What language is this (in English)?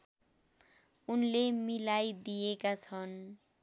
Nepali